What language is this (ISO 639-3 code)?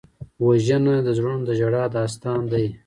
pus